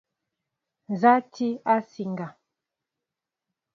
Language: Mbo (Cameroon)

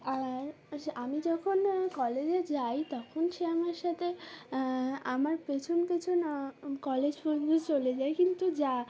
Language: Bangla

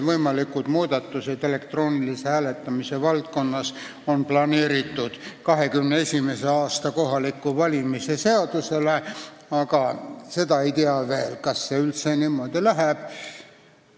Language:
Estonian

